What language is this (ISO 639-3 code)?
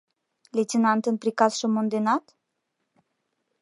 chm